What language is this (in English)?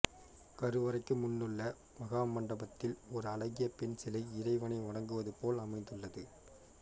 Tamil